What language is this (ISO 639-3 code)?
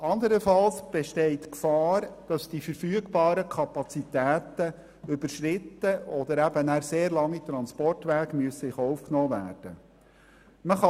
gsw